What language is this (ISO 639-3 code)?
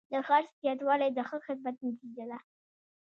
pus